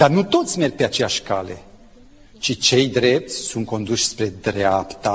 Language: Romanian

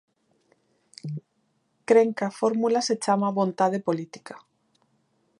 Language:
Galician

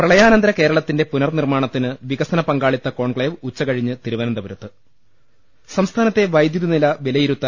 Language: Malayalam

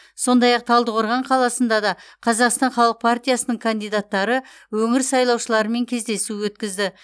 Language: Kazakh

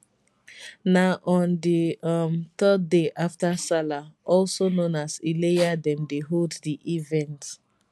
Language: Nigerian Pidgin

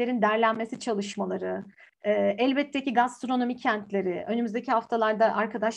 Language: Turkish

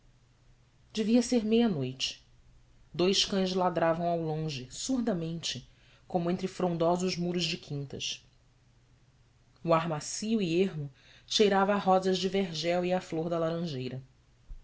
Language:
Portuguese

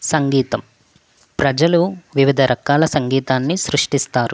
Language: Telugu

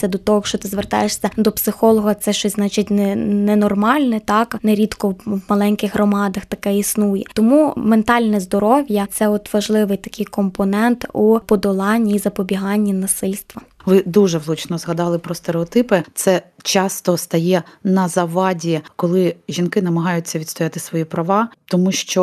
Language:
Ukrainian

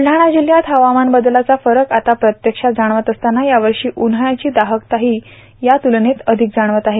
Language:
Marathi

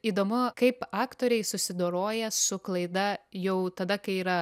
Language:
Lithuanian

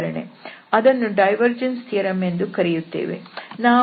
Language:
Kannada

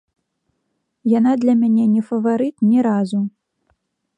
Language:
Belarusian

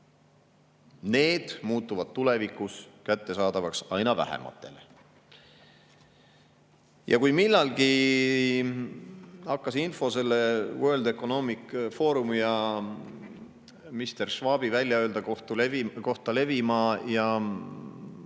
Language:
Estonian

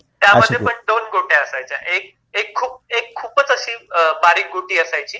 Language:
Marathi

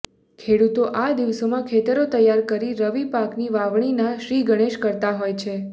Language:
Gujarati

